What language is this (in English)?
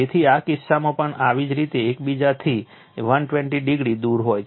Gujarati